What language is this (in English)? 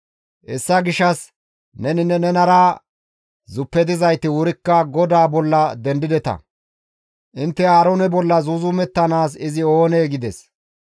Gamo